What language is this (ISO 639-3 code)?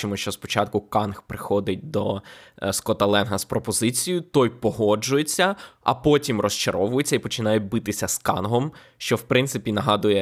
ukr